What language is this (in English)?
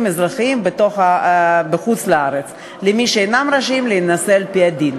Hebrew